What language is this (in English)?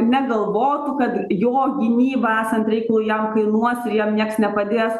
Lithuanian